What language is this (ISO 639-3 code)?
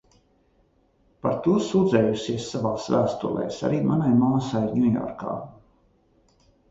lav